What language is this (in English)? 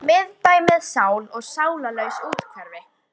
Icelandic